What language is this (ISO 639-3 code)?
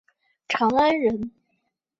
zho